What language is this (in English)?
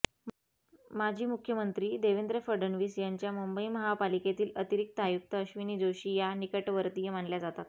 Marathi